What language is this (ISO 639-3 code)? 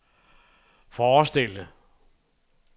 dan